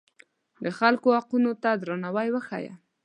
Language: Pashto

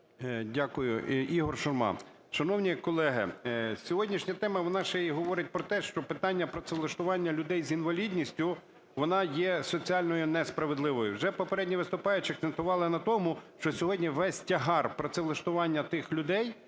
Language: Ukrainian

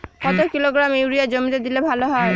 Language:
Bangla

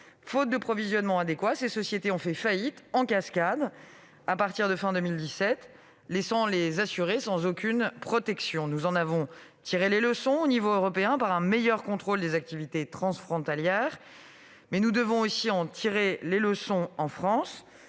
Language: French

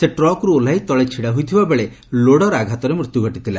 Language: Odia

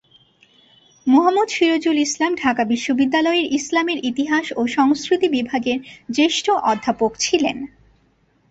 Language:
Bangla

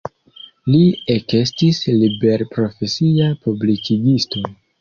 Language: Esperanto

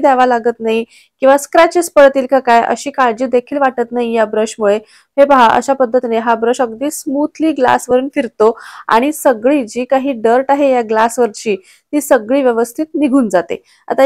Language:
Hindi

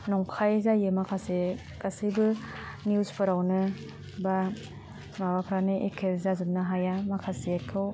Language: Bodo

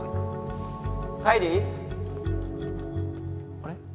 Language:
Japanese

